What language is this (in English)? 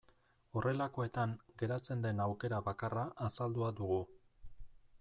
Basque